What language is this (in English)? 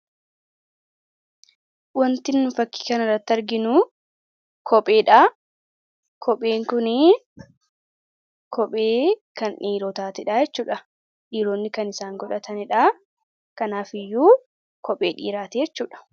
Oromo